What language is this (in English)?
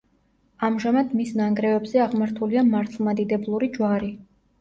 Georgian